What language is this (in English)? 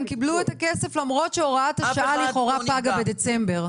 Hebrew